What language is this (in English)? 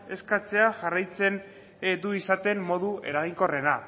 Basque